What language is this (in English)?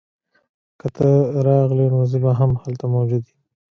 Pashto